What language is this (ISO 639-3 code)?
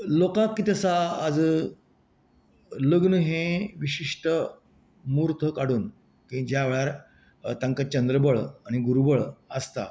kok